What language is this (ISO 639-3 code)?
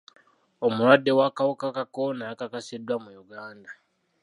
lug